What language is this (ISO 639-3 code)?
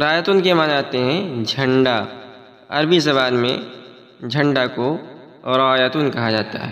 ara